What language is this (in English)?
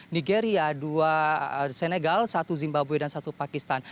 Indonesian